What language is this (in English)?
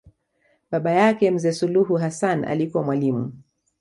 Swahili